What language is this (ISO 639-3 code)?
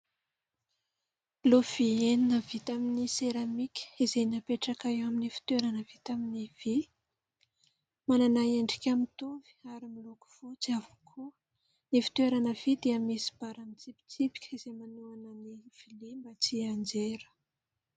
mlg